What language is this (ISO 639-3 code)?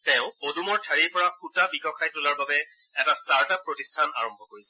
asm